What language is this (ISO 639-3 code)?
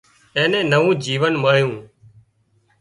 kxp